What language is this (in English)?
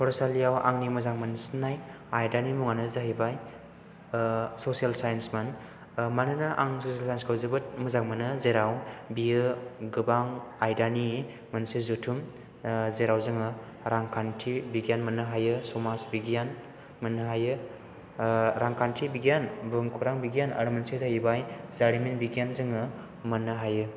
Bodo